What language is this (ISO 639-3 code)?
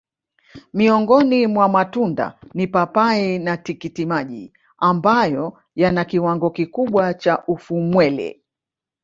swa